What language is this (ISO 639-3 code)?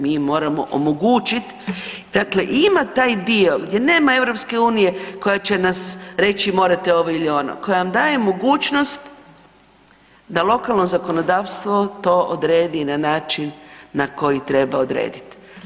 hrv